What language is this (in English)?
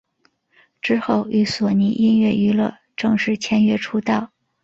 Chinese